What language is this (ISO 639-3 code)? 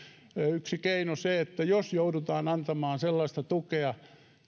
fin